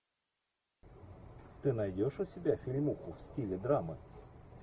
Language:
Russian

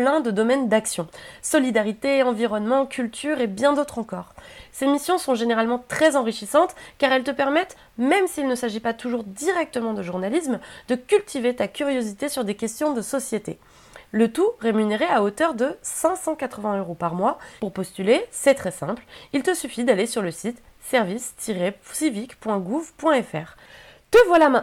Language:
French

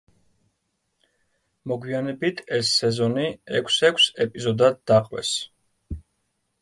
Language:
Georgian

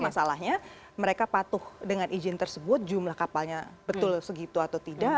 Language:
Indonesian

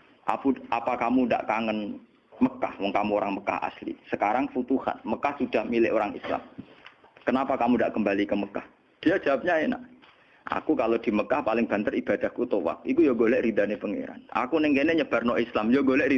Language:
Indonesian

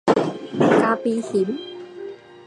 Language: Min Nan Chinese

